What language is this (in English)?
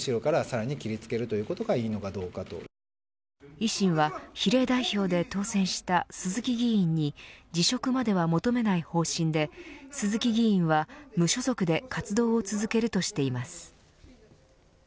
Japanese